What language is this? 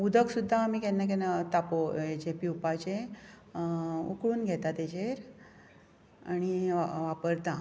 Konkani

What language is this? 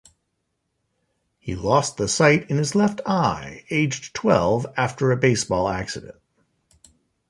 English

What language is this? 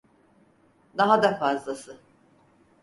Turkish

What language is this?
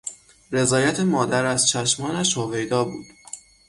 Persian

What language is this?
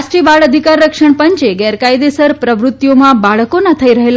Gujarati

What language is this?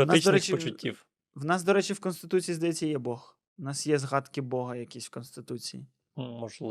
Ukrainian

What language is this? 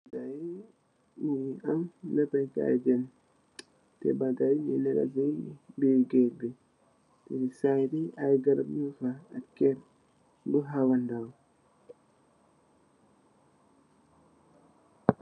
Wolof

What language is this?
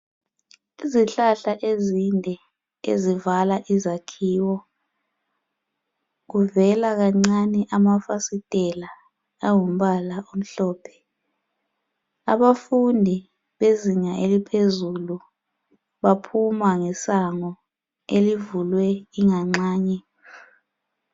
North Ndebele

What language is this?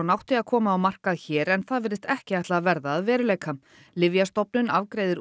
Icelandic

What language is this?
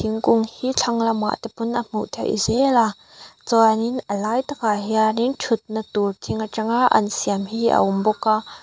Mizo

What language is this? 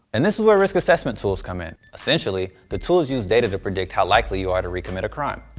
English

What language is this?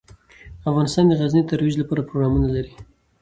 Pashto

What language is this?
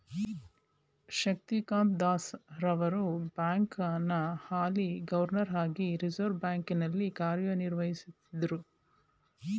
Kannada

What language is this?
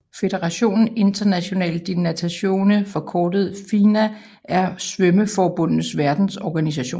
Danish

